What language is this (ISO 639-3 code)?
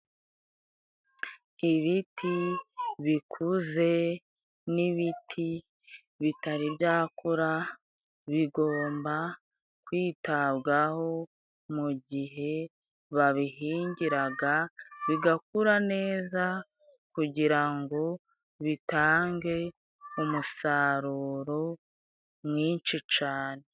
kin